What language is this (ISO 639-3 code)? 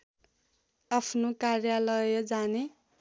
nep